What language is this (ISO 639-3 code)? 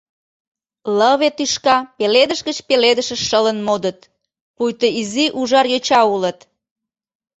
chm